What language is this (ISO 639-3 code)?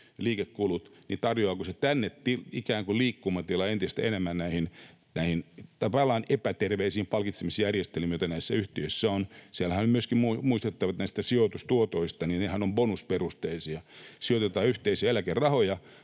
fin